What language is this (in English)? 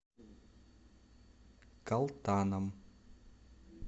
Russian